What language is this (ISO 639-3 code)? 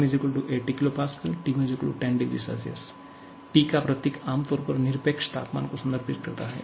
hin